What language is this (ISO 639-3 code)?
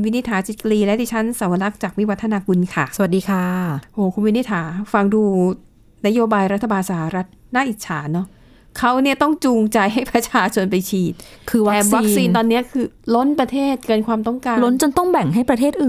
tha